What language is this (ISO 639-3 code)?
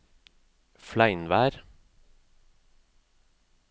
nor